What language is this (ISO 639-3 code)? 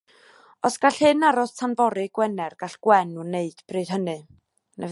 cym